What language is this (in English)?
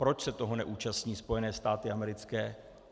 Czech